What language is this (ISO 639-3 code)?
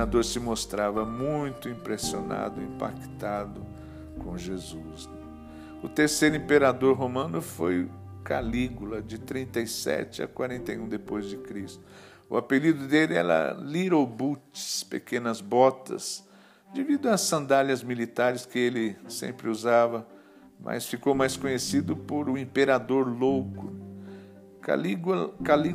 por